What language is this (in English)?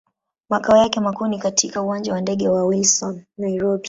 Swahili